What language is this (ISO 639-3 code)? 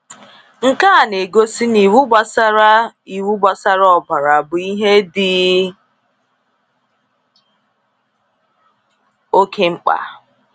ibo